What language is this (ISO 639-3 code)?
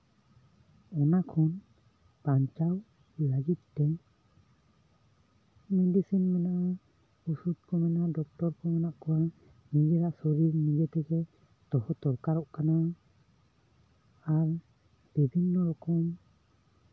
sat